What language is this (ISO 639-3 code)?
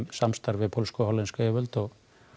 isl